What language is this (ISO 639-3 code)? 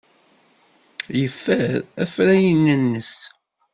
kab